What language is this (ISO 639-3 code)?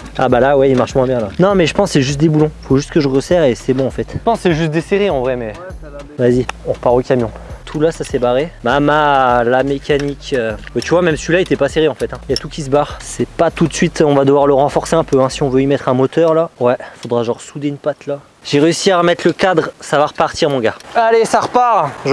fra